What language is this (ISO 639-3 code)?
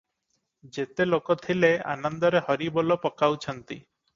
ori